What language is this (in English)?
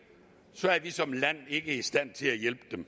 Danish